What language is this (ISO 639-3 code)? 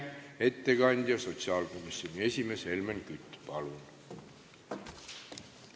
est